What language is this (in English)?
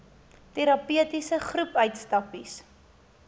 Afrikaans